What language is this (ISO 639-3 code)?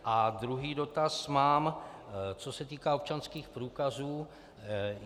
ces